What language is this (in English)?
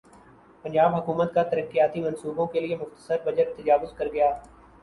Urdu